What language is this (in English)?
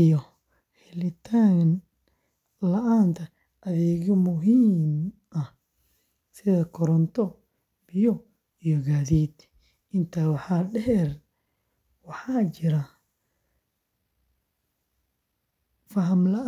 Somali